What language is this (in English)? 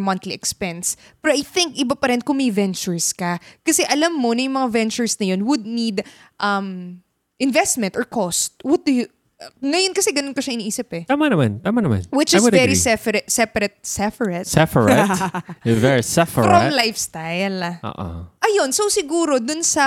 Filipino